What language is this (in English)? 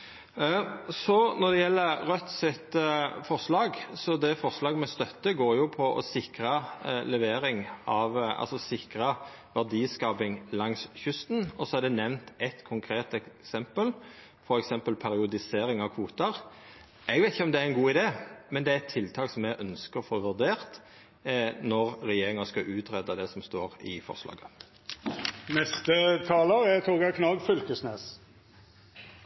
Norwegian Nynorsk